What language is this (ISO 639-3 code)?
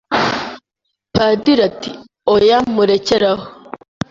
kin